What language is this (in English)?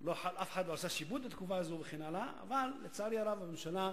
Hebrew